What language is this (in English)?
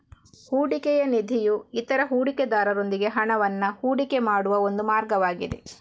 Kannada